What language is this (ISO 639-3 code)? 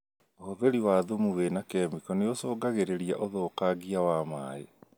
kik